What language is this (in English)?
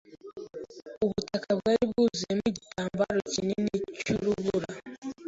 Kinyarwanda